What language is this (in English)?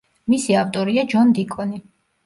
Georgian